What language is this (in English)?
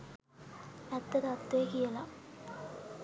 Sinhala